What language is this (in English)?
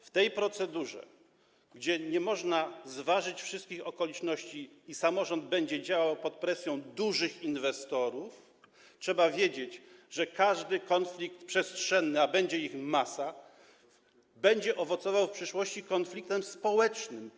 Polish